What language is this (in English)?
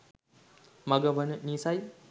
Sinhala